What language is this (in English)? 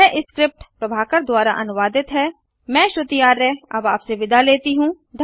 Hindi